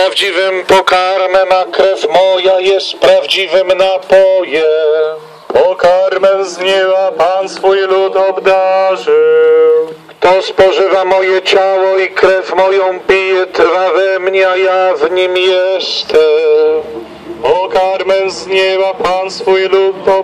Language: Polish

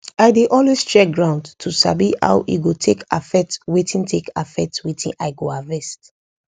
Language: Nigerian Pidgin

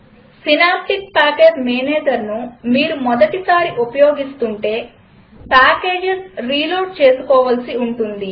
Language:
Telugu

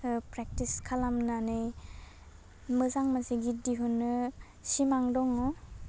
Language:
Bodo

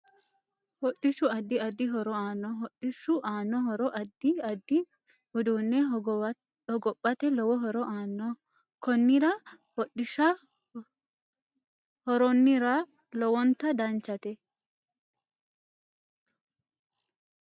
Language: Sidamo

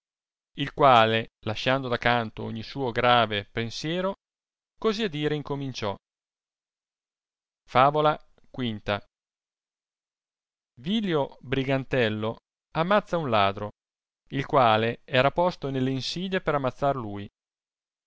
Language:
Italian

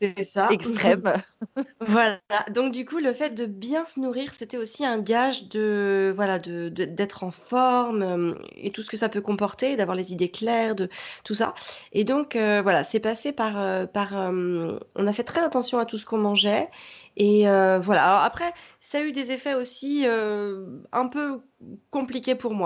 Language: French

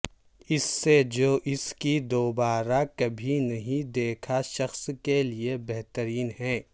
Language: Urdu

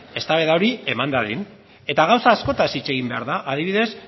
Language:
Basque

